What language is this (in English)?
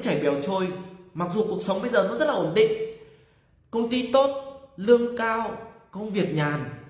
Vietnamese